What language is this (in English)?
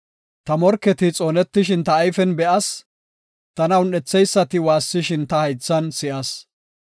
Gofa